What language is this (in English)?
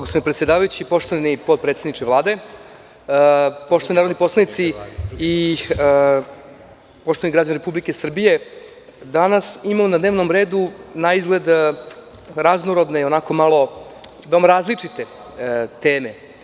Serbian